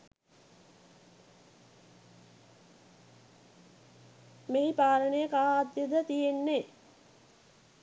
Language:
Sinhala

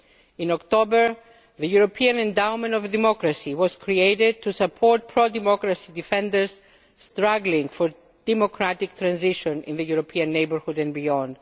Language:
English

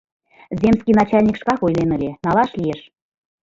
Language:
Mari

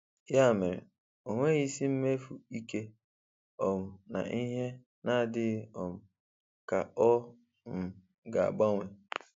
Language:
Igbo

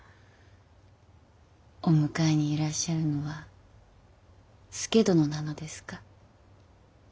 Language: Japanese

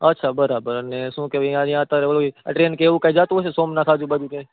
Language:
Gujarati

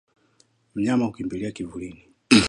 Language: Swahili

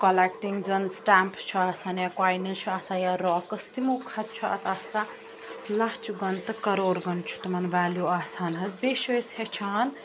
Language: Kashmiri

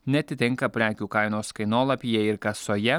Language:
Lithuanian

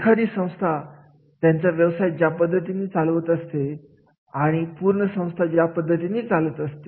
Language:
Marathi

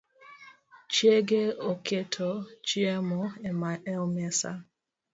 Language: Luo (Kenya and Tanzania)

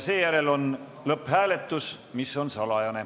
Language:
Estonian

